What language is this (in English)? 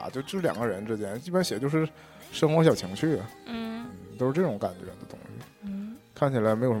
Chinese